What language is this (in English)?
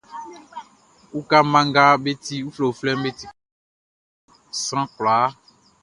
Baoulé